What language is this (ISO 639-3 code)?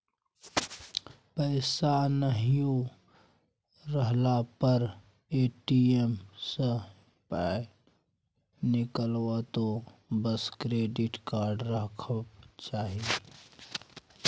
mai